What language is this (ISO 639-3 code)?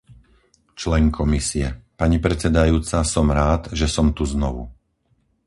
slk